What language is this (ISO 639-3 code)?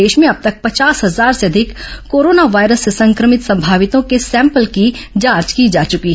hin